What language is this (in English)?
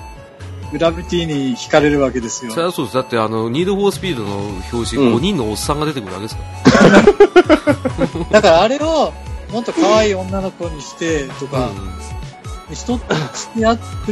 Japanese